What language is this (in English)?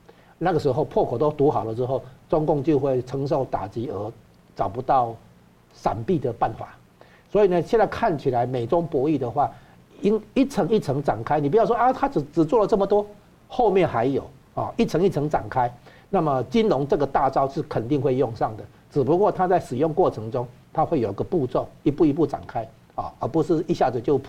Chinese